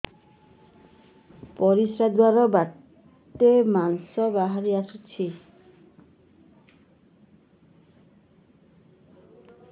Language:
Odia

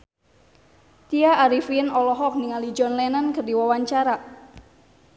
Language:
Sundanese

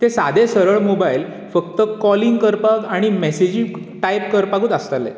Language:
Konkani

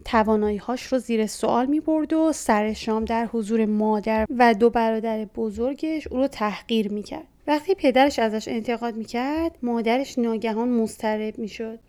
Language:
Persian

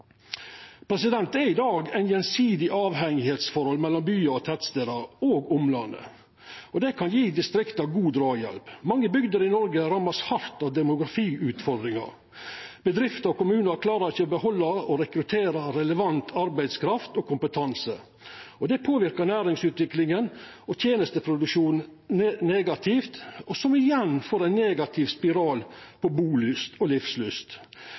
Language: Norwegian Nynorsk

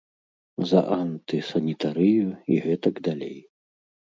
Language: Belarusian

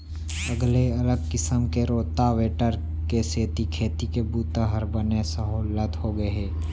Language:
Chhattisgarhi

